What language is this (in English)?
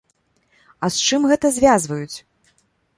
Belarusian